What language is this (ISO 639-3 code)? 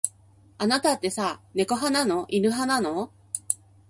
jpn